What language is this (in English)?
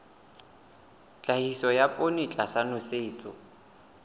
Southern Sotho